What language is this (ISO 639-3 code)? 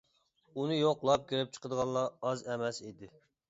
uig